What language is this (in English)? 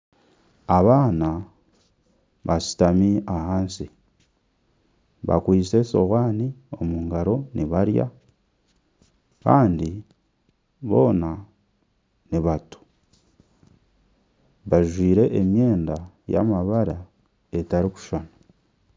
Nyankole